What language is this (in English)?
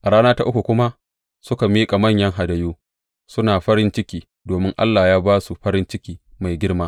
Hausa